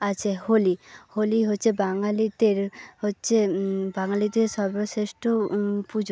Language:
Bangla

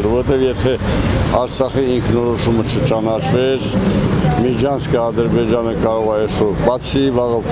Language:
Romanian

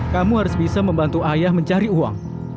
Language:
Indonesian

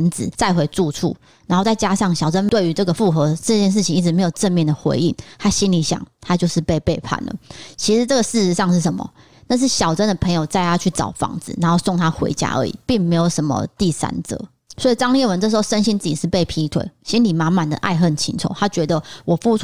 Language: Chinese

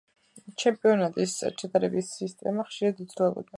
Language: Georgian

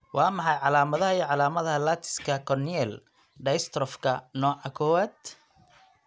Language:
Somali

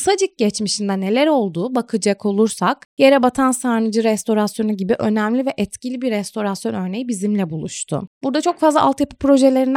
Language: Turkish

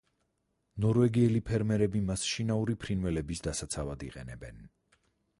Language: Georgian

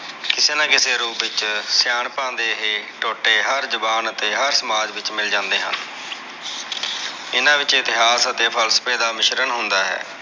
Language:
Punjabi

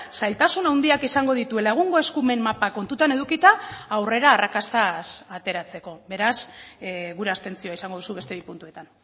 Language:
Basque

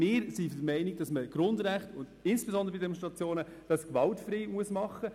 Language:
Swiss German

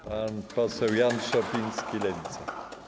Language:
Polish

